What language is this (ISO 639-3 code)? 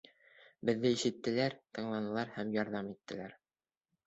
bak